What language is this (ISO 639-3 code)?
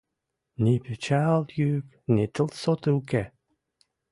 mrj